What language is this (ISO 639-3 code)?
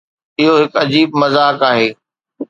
snd